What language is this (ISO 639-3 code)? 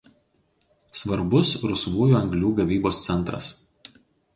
lit